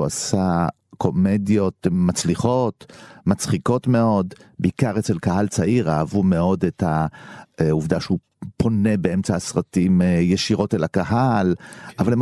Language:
Hebrew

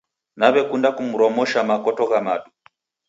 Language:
Taita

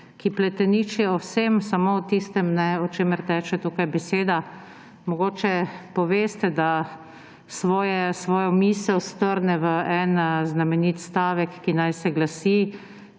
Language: Slovenian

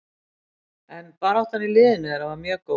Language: Icelandic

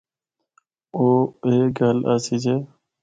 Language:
Northern Hindko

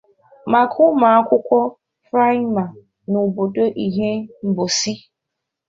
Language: Igbo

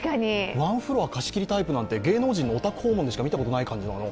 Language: Japanese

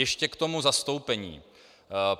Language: Czech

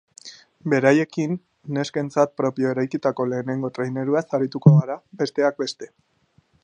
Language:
Basque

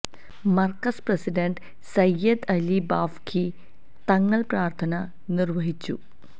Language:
Malayalam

